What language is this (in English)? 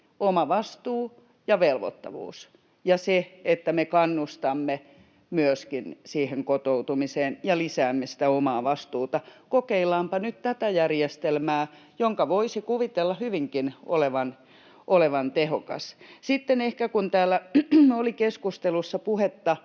Finnish